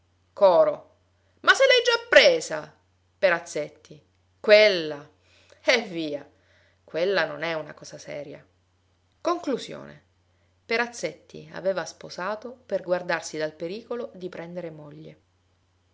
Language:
Italian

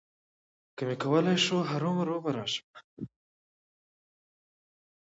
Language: Pashto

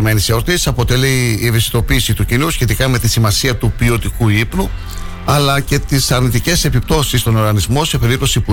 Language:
Greek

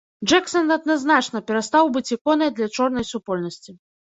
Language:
Belarusian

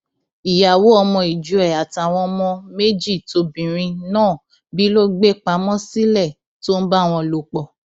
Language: Yoruba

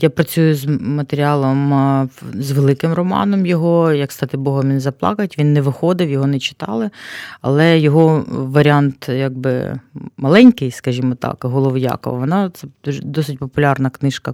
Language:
Ukrainian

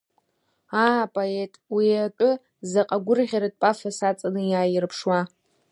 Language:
Abkhazian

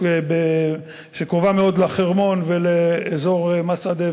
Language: Hebrew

